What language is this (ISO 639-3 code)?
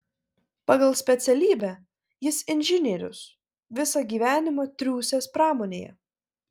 lit